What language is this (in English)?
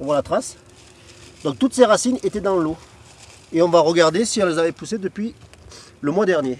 French